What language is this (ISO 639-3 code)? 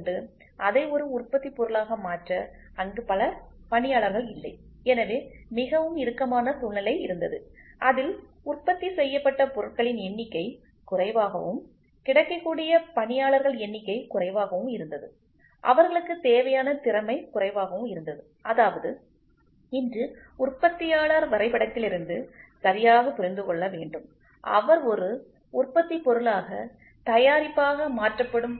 tam